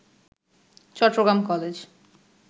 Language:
Bangla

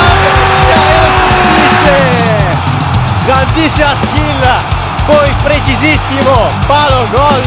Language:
Italian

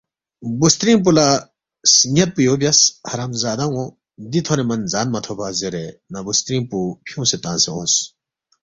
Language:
Balti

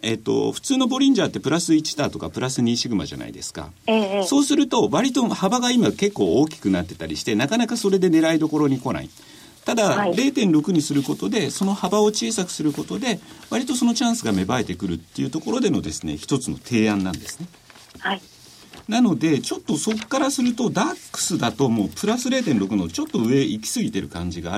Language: Japanese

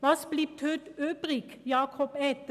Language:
Swiss German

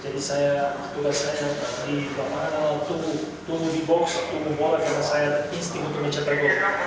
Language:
Indonesian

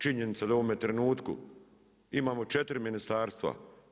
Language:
Croatian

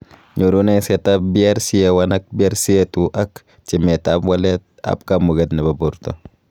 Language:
Kalenjin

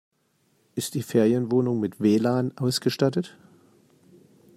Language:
German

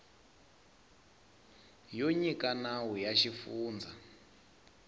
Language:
Tsonga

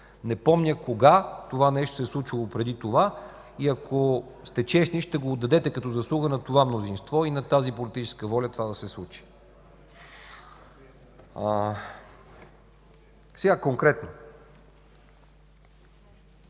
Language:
Bulgarian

